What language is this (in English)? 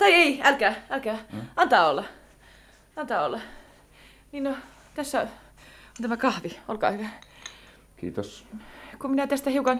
Finnish